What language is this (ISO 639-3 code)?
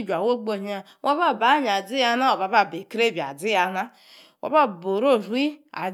ekr